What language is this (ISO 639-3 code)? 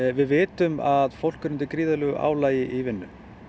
isl